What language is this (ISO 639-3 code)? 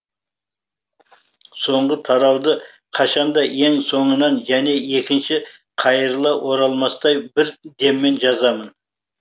kaz